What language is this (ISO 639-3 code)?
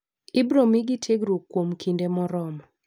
luo